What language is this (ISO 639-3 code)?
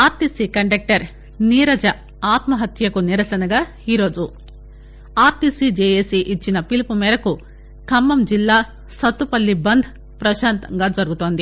tel